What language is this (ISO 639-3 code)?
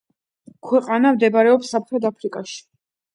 kat